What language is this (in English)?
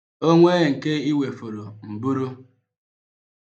Igbo